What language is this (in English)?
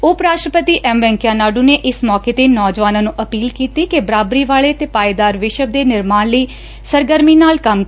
Punjabi